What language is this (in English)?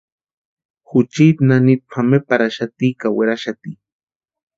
Western Highland Purepecha